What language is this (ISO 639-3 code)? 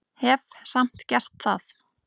isl